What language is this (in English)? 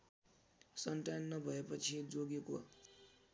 Nepali